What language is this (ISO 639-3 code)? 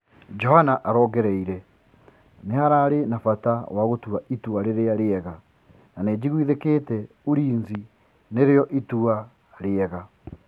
kik